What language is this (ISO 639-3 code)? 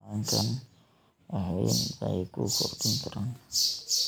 som